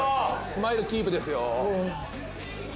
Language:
Japanese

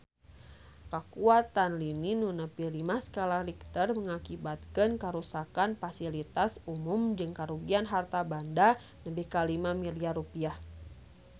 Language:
Sundanese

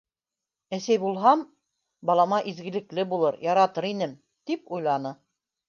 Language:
Bashkir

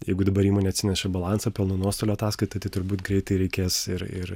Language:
Lithuanian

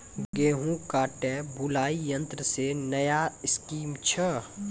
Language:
Maithili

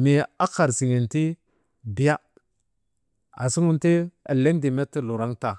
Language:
Maba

